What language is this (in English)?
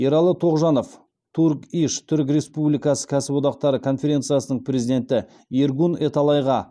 Kazakh